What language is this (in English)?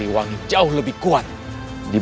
Indonesian